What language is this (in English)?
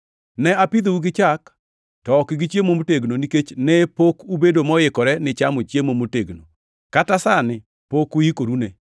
Luo (Kenya and Tanzania)